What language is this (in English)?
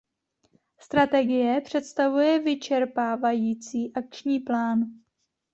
Czech